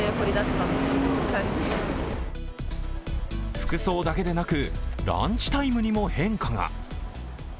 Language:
Japanese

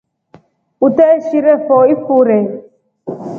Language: Rombo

